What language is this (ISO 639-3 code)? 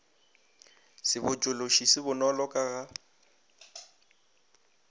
nso